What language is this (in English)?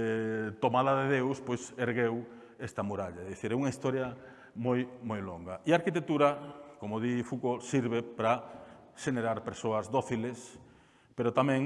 Spanish